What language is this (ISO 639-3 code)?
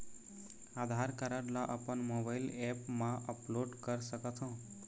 hne